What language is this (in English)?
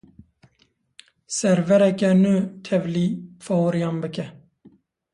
Kurdish